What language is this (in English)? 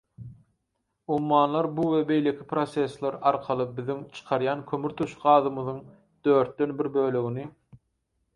Turkmen